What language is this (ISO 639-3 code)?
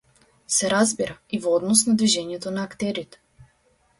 mkd